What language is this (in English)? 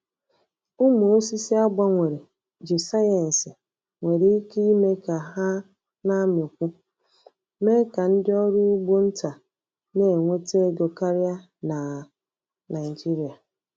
Igbo